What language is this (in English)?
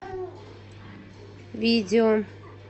Russian